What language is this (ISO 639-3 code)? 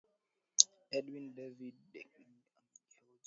swa